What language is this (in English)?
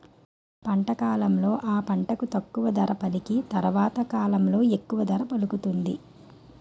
Telugu